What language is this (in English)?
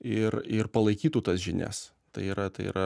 Lithuanian